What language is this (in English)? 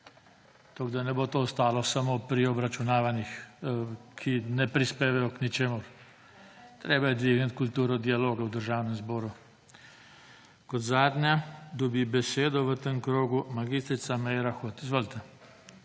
Slovenian